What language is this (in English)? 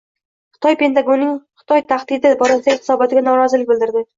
Uzbek